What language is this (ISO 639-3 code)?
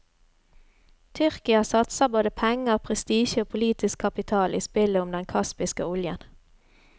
nor